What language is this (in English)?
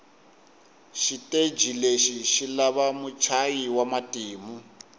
Tsonga